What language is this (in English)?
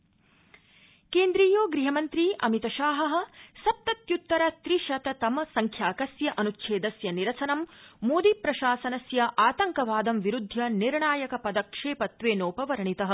Sanskrit